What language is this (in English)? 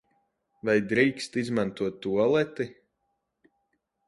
Latvian